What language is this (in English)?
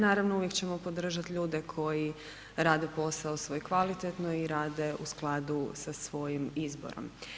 Croatian